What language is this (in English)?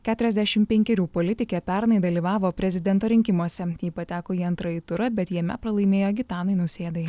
Lithuanian